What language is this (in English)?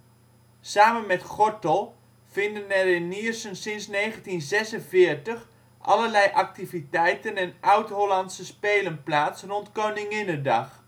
Dutch